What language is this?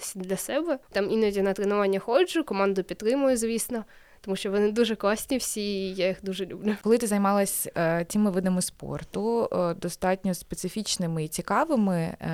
Ukrainian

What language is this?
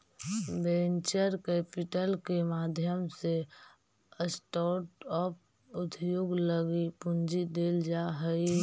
Magahi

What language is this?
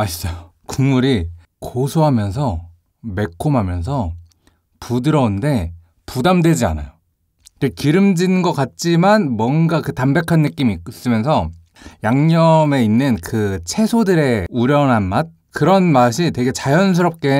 Korean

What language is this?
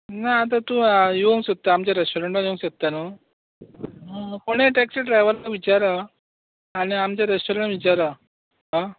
Konkani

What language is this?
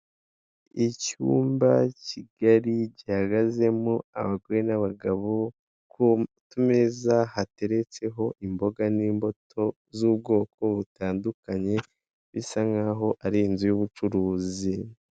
Kinyarwanda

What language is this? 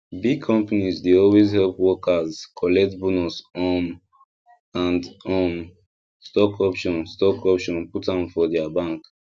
Nigerian Pidgin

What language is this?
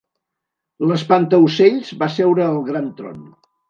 Catalan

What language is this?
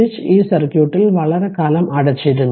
Malayalam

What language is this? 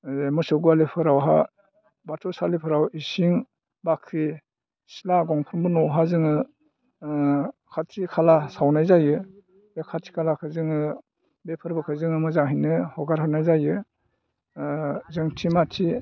Bodo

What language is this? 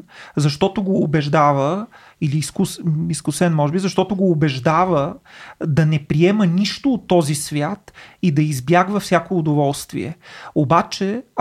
Bulgarian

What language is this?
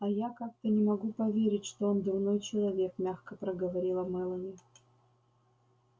Russian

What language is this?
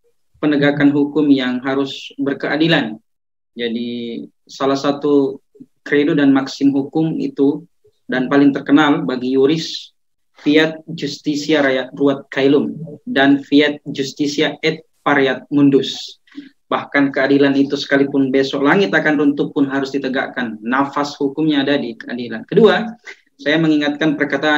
Indonesian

